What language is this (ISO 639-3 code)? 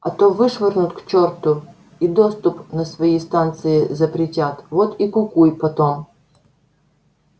rus